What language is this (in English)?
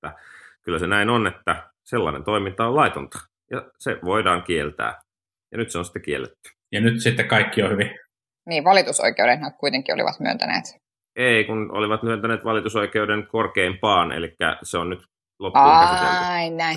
Finnish